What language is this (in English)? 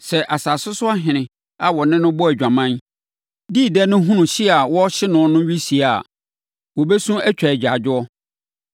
Akan